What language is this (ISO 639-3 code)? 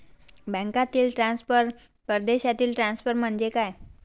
mar